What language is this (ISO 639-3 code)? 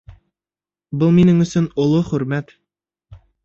bak